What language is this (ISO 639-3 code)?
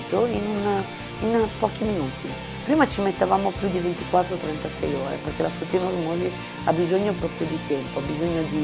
ita